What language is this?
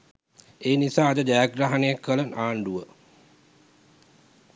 Sinhala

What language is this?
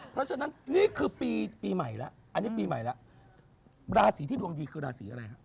Thai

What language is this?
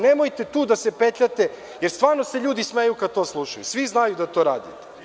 Serbian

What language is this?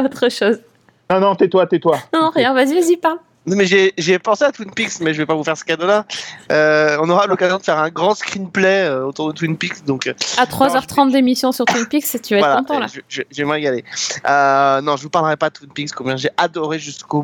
French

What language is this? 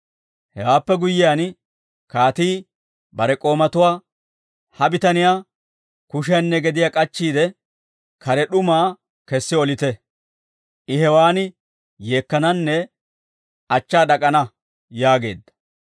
Dawro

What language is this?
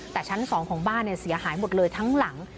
Thai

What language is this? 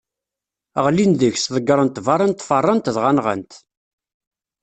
Kabyle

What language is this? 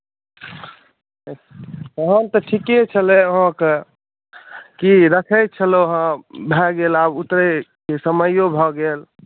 Maithili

